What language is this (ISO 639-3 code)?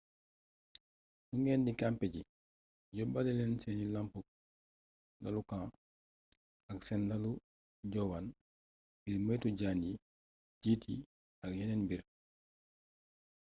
wol